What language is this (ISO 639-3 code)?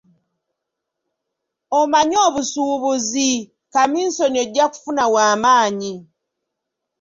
lug